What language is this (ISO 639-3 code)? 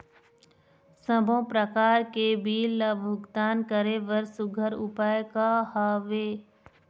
hne